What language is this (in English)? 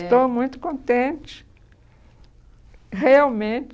Portuguese